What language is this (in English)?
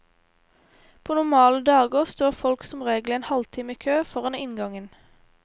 Norwegian